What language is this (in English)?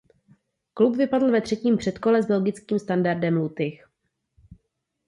Czech